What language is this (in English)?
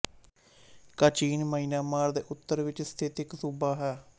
Punjabi